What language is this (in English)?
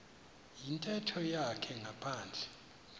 Xhosa